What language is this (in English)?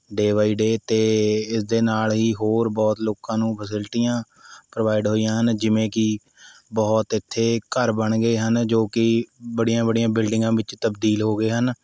Punjabi